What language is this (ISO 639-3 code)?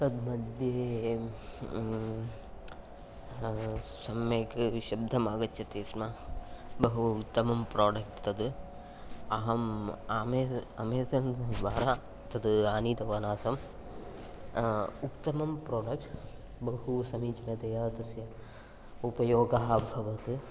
san